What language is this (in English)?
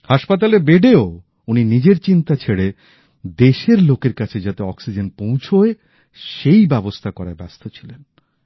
Bangla